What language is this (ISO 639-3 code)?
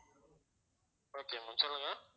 tam